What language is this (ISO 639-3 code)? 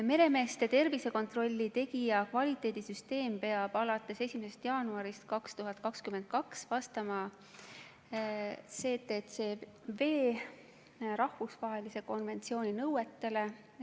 est